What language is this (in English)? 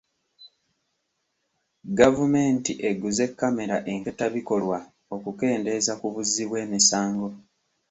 Ganda